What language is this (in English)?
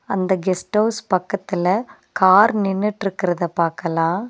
Tamil